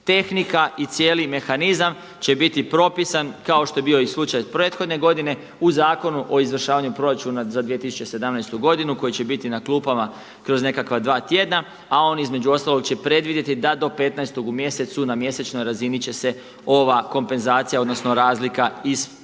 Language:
Croatian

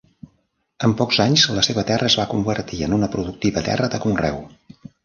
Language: Catalan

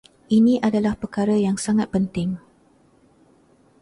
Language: Malay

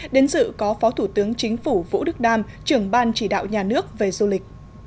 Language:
Vietnamese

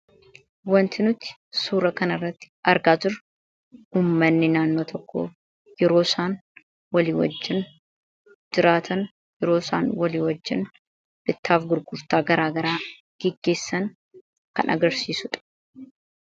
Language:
Oromo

